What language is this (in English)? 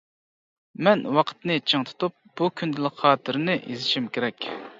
Uyghur